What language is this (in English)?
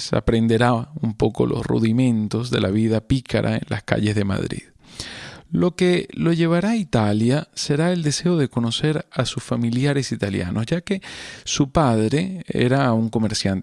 Spanish